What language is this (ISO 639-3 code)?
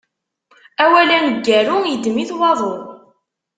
kab